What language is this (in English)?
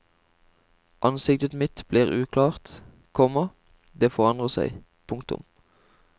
Norwegian